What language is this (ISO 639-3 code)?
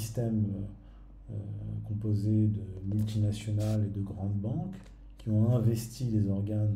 fra